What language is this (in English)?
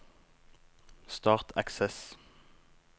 Norwegian